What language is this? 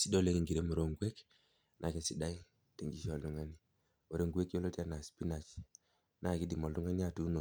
Masai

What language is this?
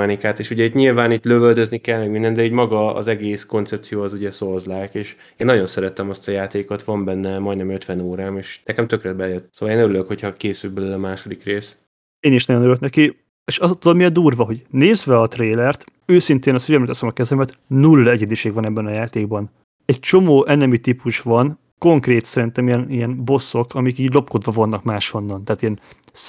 Hungarian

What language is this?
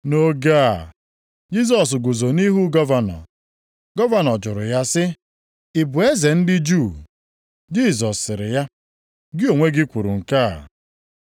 Igbo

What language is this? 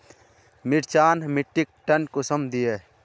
Magahi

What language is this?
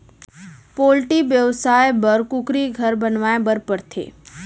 Chhattisgarhi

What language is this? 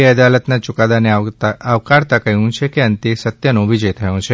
Gujarati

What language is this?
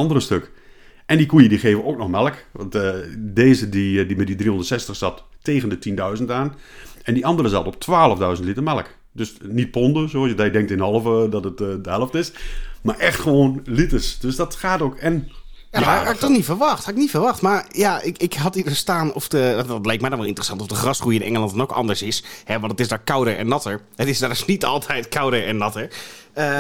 Dutch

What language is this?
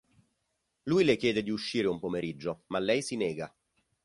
Italian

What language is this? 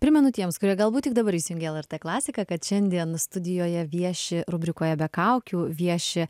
Lithuanian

